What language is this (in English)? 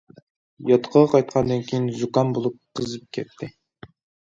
Uyghur